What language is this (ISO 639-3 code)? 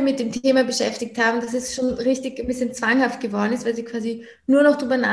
deu